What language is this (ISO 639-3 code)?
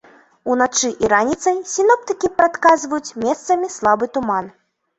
bel